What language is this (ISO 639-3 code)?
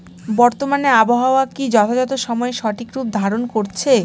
ben